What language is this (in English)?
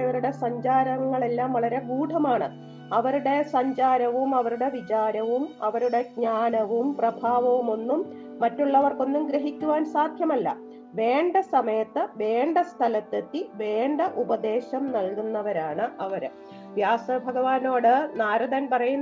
Malayalam